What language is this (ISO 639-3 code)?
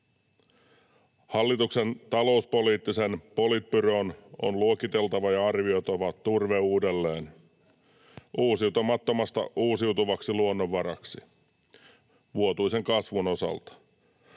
fin